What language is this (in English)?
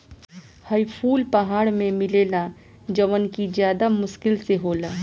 Bhojpuri